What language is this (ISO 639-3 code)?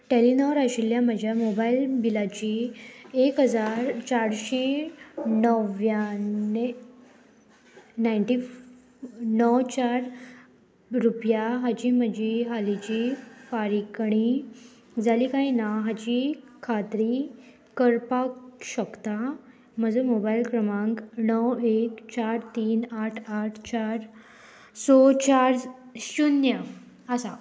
kok